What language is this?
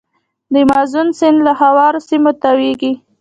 Pashto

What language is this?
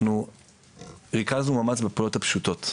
Hebrew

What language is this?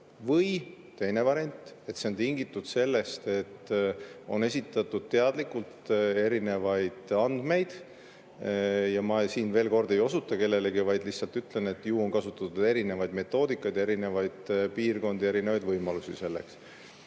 Estonian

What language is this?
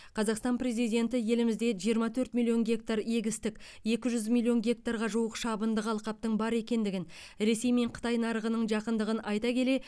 Kazakh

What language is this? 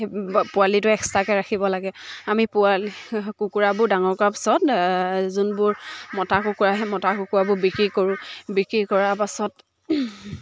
Assamese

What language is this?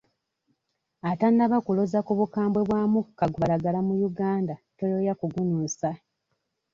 Ganda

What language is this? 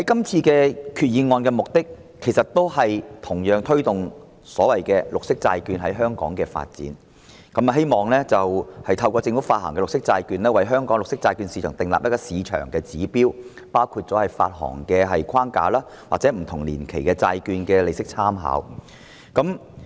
Cantonese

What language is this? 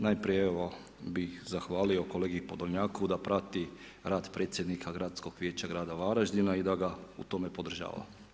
Croatian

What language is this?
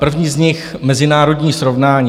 Czech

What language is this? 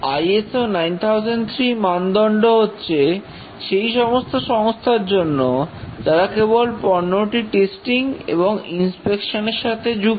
Bangla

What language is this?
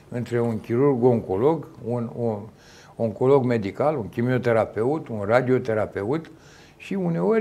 Romanian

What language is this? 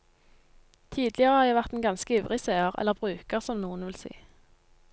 Norwegian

